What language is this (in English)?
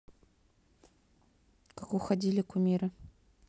Russian